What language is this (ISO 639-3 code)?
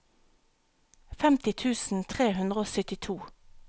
nor